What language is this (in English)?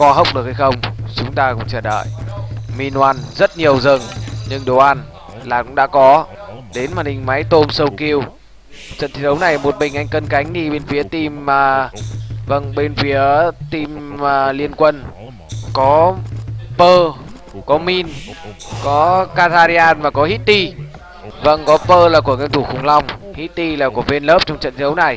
Vietnamese